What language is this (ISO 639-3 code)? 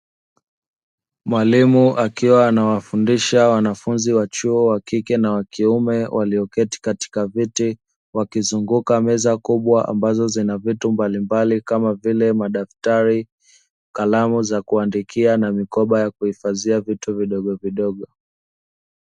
swa